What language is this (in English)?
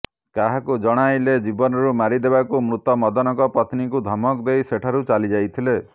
Odia